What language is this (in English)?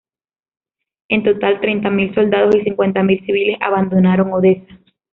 Spanish